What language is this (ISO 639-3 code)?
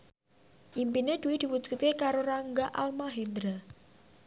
jav